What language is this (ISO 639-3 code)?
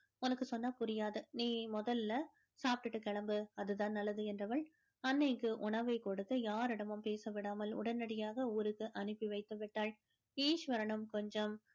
tam